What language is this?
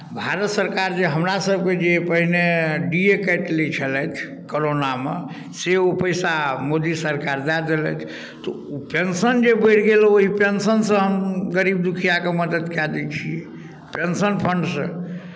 Maithili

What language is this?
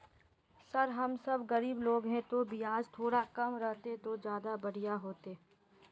Magahi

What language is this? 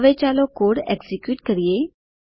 Gujarati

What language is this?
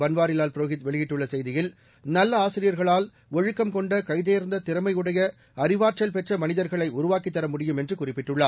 Tamil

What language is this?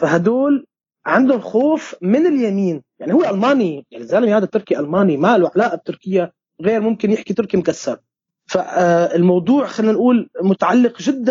Arabic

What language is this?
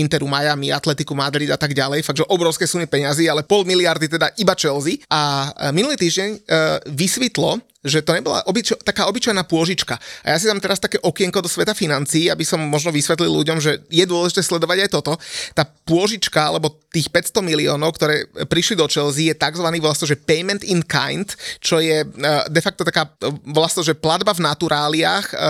Slovak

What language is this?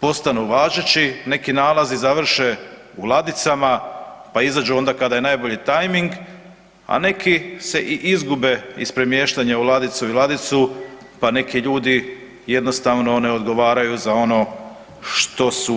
Croatian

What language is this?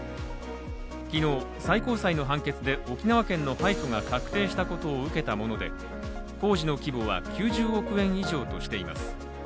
Japanese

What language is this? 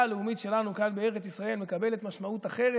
Hebrew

